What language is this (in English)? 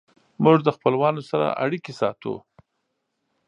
Pashto